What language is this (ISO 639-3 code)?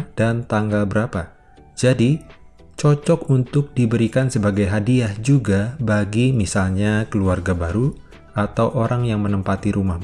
ind